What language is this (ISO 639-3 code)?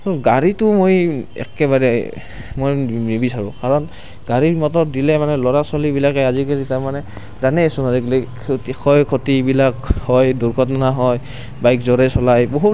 asm